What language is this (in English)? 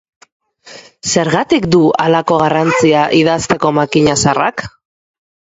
Basque